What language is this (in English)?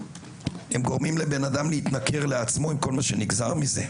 Hebrew